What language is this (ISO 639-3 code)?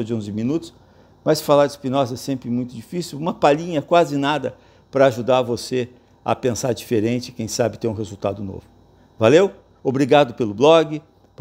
por